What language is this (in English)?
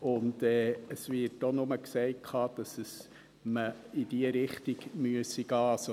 Swiss German